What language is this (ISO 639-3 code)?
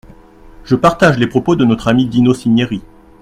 fra